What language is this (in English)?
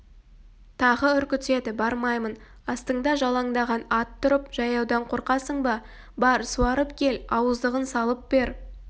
Kazakh